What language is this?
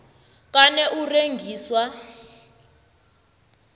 South Ndebele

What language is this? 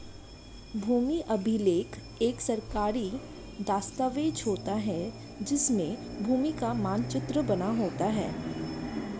Hindi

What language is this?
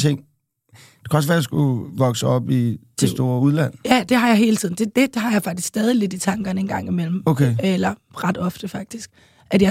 Danish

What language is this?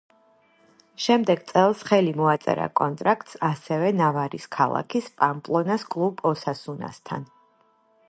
Georgian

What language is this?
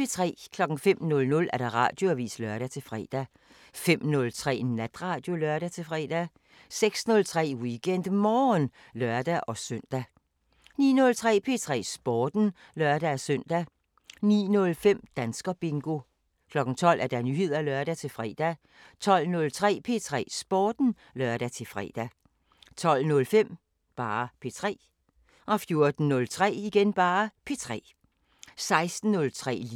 Danish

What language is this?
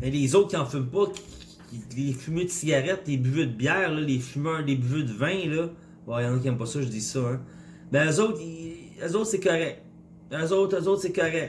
French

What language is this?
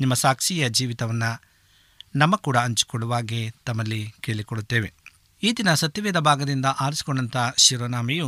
Kannada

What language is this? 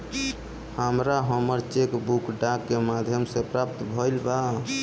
Bhojpuri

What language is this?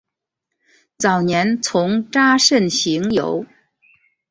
Chinese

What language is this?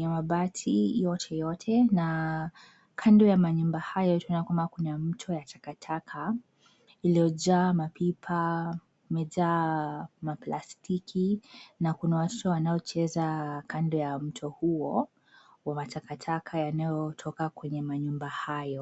Swahili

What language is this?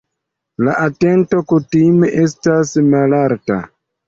Esperanto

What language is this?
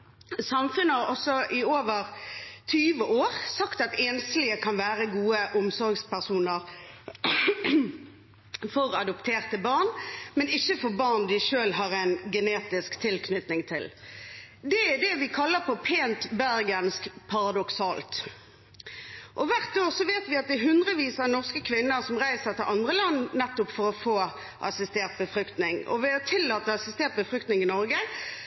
Norwegian Bokmål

